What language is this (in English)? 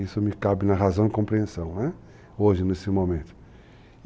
Portuguese